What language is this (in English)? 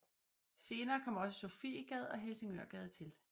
Danish